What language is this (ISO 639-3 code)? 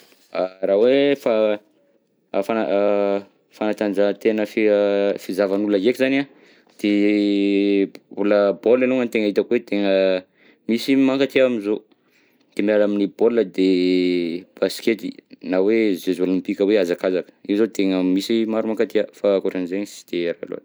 bzc